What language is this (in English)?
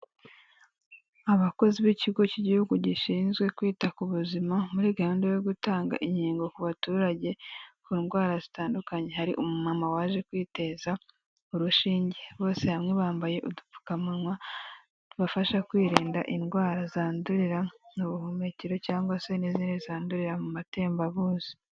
Kinyarwanda